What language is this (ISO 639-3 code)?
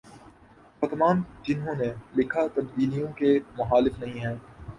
urd